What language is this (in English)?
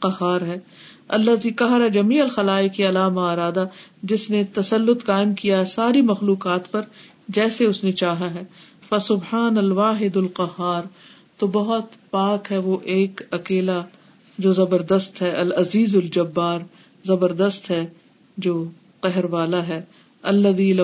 Urdu